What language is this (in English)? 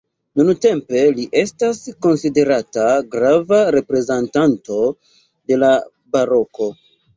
Esperanto